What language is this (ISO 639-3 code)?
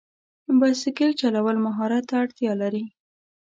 pus